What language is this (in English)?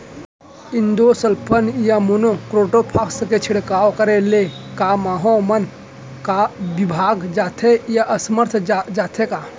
Chhattisgarhi